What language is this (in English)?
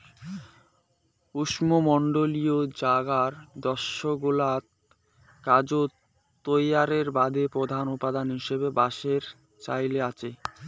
Bangla